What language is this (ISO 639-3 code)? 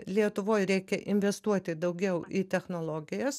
lit